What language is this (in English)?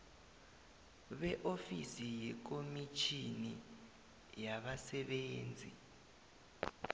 South Ndebele